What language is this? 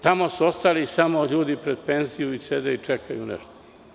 Serbian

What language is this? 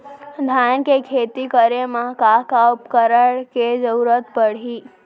Chhattisgarhi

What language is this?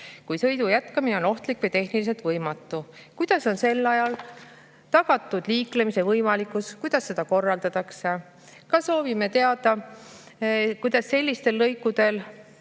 Estonian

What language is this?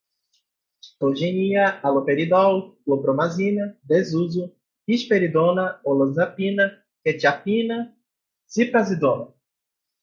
Portuguese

